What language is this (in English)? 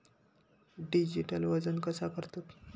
Marathi